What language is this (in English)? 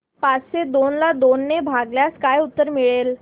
Marathi